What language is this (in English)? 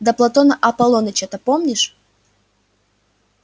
Russian